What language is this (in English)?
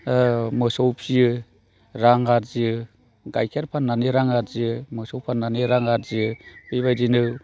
Bodo